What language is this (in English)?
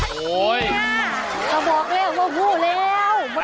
Thai